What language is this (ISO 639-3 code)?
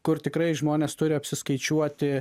lit